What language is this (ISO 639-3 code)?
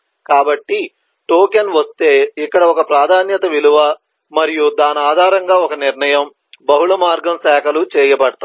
tel